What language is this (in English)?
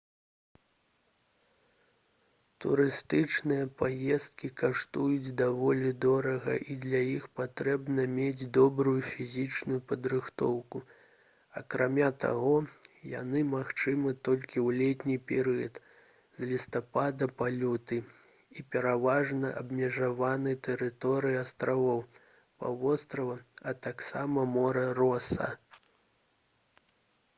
Belarusian